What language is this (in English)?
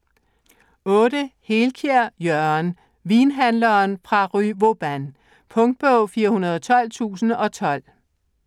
Danish